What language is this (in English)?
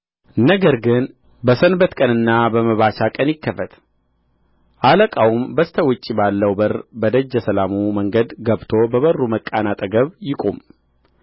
Amharic